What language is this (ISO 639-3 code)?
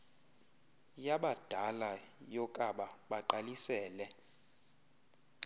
xho